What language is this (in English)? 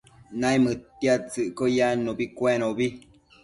Matsés